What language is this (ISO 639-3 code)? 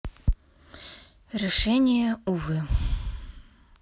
rus